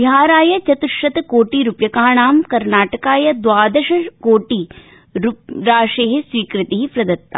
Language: Sanskrit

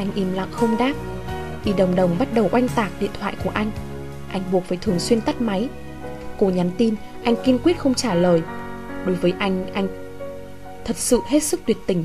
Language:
Vietnamese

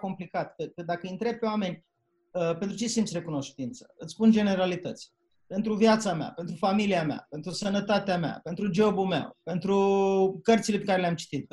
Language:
Romanian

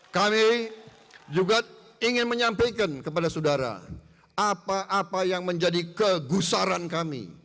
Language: Indonesian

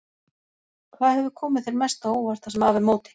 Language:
Icelandic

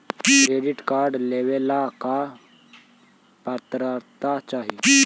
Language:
Magahi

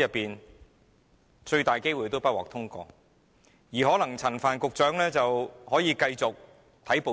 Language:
Cantonese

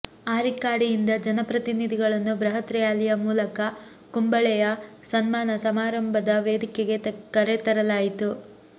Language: Kannada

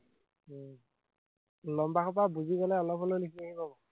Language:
Assamese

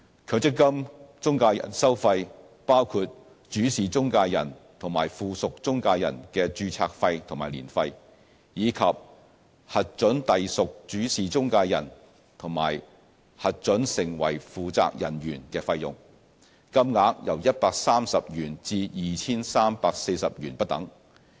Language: Cantonese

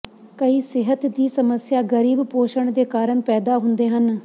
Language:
Punjabi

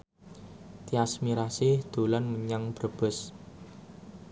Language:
Javanese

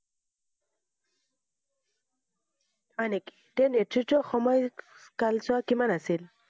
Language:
Assamese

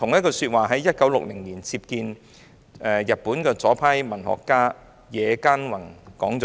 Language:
Cantonese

